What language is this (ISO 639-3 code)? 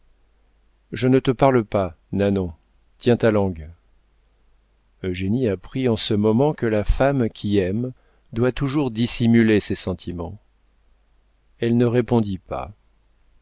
fra